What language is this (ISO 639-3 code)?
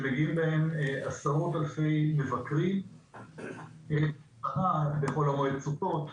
heb